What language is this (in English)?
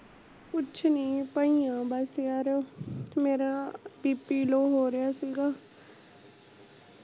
Punjabi